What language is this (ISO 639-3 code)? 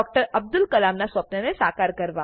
guj